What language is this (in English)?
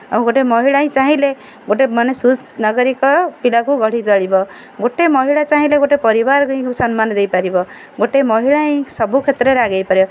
Odia